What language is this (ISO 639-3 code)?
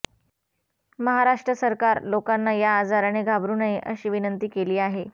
mar